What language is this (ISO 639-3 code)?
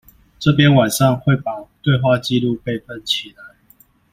zho